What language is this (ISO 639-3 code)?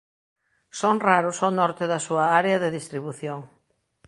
glg